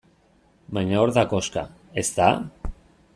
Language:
Basque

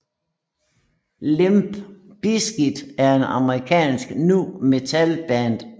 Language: Danish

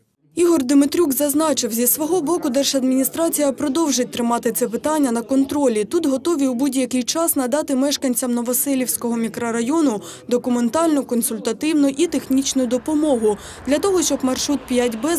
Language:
Ukrainian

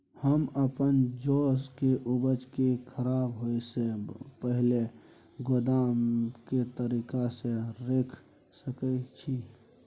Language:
Maithili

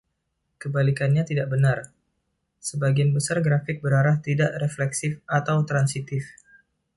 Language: Indonesian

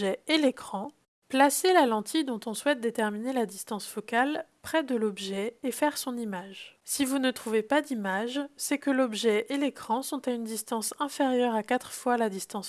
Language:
French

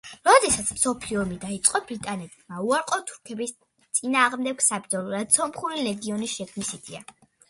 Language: Georgian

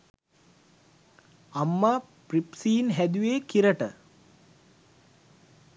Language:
Sinhala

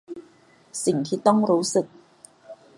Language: Thai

